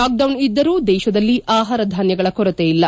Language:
Kannada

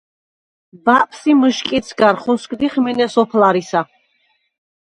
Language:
Svan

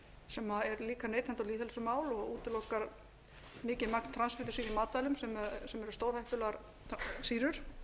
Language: Icelandic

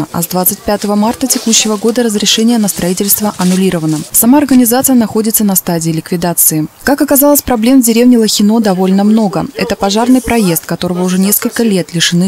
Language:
Russian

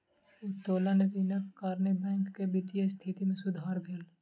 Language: Maithili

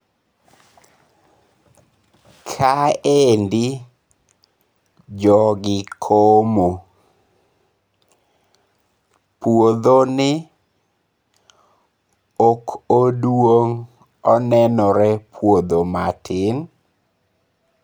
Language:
Luo (Kenya and Tanzania)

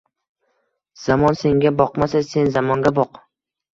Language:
Uzbek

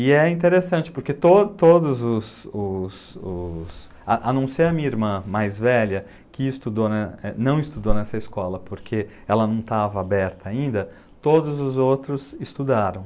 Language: Portuguese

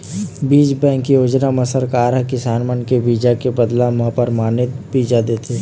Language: Chhattisgarhi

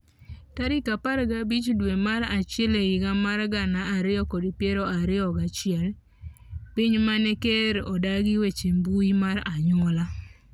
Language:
Luo (Kenya and Tanzania)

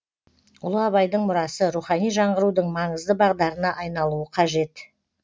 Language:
Kazakh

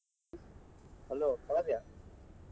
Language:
Kannada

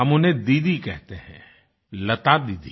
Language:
Hindi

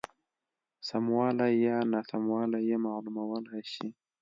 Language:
Pashto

